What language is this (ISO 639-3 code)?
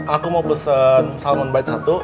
ind